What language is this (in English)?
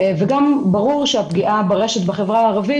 Hebrew